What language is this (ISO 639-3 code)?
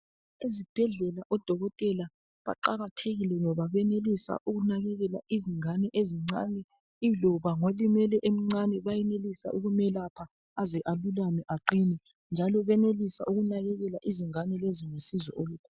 nde